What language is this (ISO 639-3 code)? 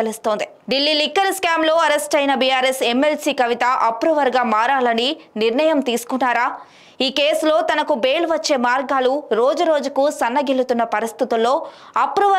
tel